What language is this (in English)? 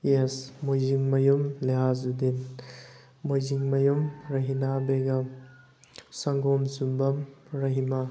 Manipuri